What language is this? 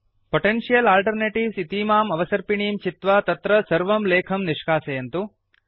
Sanskrit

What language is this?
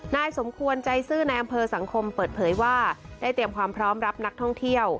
Thai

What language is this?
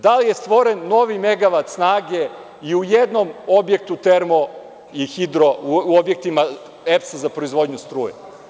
Serbian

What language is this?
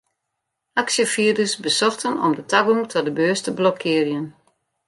Western Frisian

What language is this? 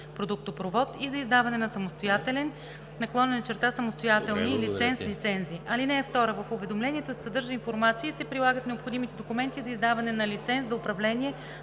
Bulgarian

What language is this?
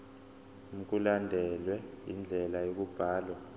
Zulu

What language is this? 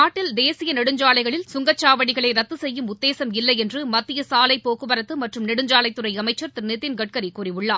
Tamil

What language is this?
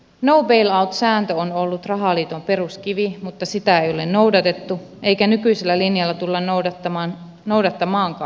Finnish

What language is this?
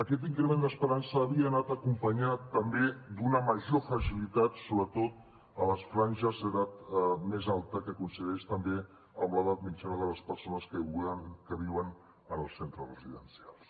Catalan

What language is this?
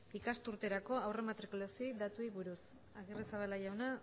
Basque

